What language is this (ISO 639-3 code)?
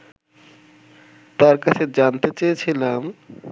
ben